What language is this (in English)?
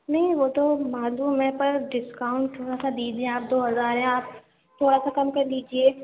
Urdu